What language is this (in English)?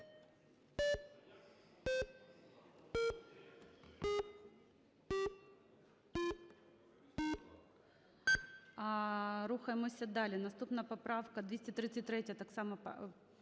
Ukrainian